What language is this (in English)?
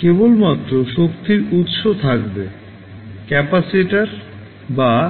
Bangla